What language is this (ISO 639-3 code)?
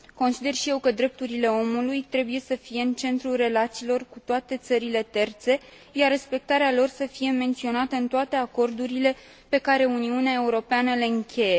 ron